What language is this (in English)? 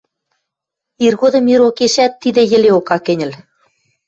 Western Mari